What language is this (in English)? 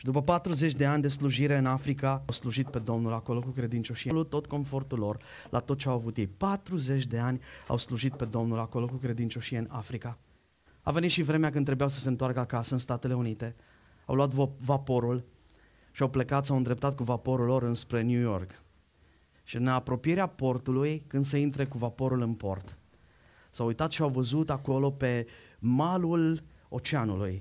Romanian